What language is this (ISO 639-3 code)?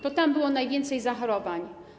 pol